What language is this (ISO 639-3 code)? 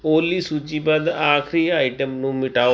pan